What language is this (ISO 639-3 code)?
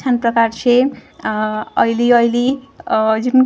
mar